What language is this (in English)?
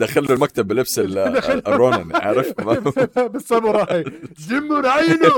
Arabic